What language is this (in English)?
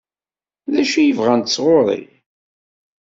Kabyle